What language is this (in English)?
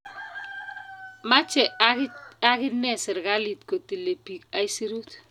Kalenjin